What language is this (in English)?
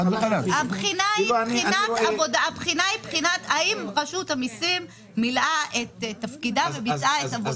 Hebrew